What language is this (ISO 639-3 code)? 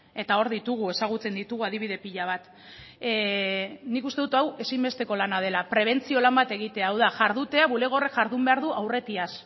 eus